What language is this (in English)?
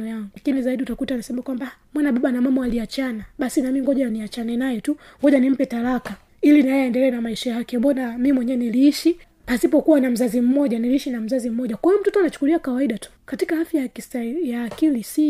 Swahili